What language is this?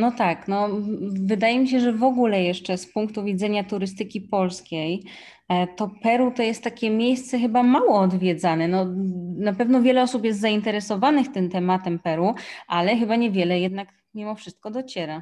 Polish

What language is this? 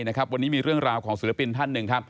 Thai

